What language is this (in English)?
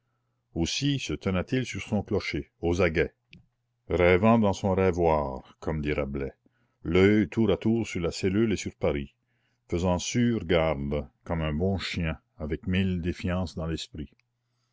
French